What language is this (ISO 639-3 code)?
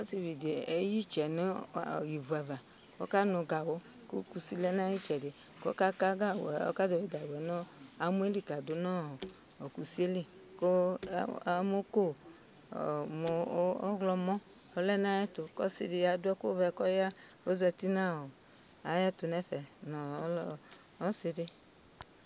kpo